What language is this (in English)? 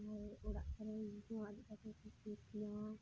Santali